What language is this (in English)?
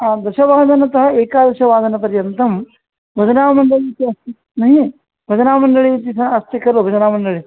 Sanskrit